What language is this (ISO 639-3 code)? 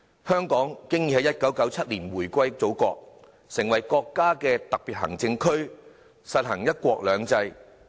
yue